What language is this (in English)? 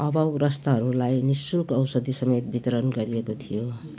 Nepali